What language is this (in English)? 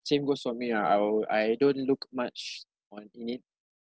English